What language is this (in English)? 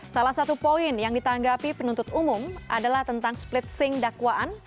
Indonesian